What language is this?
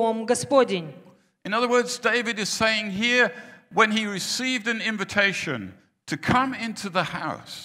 Russian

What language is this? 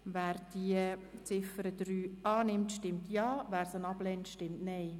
Swiss German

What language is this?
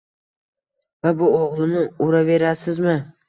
Uzbek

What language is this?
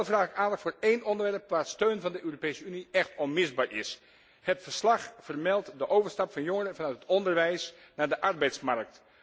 Dutch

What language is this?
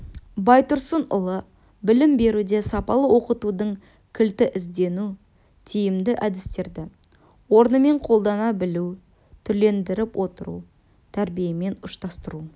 Kazakh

